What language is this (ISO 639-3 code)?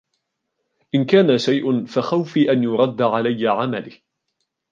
ara